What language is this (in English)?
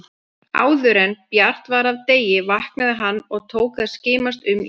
Icelandic